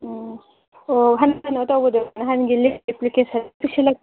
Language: Manipuri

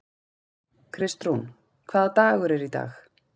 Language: Icelandic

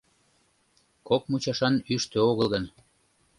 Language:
Mari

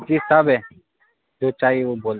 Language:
Urdu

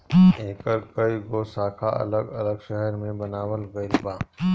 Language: Bhojpuri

